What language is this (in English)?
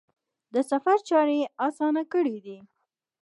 Pashto